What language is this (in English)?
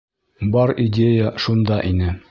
Bashkir